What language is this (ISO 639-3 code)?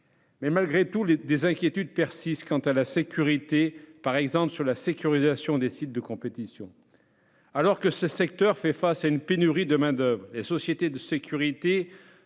fra